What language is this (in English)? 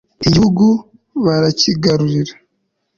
Kinyarwanda